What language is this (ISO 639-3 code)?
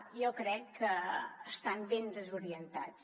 cat